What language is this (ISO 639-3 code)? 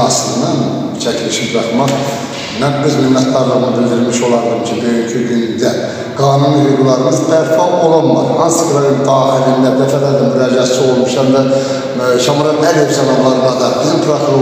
tur